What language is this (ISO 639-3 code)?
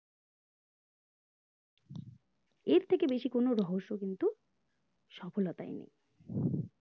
ben